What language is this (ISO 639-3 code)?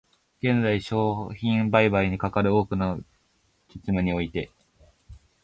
jpn